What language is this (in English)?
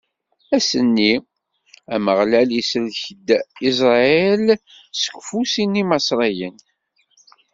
Kabyle